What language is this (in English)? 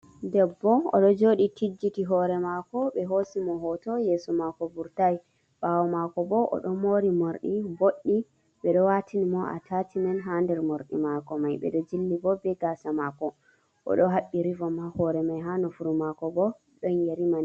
Fula